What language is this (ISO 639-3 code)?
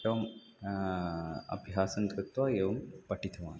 san